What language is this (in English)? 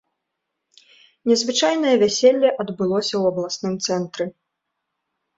Belarusian